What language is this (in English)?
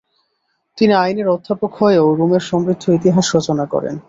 Bangla